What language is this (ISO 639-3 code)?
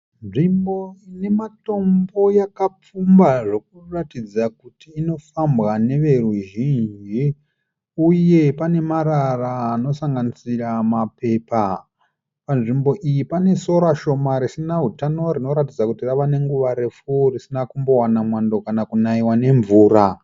sna